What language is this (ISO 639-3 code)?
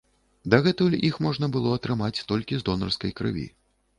bel